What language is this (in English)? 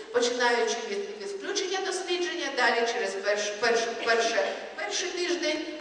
Ukrainian